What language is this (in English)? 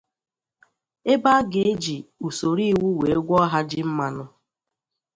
Igbo